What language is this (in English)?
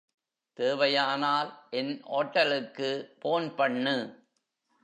Tamil